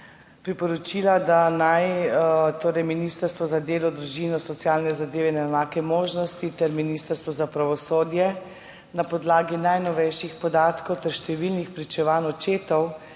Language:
Slovenian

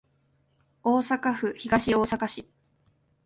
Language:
Japanese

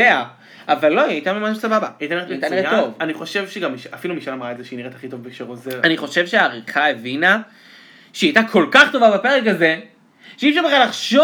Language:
Hebrew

